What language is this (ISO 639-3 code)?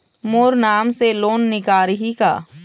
hne